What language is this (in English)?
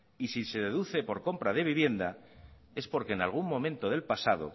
Spanish